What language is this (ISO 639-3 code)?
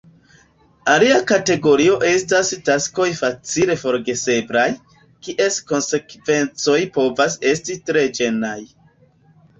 epo